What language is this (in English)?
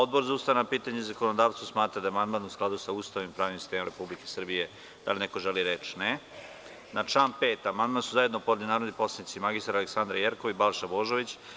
Serbian